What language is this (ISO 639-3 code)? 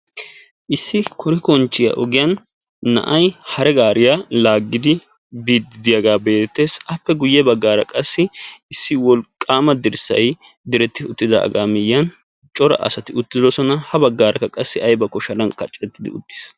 wal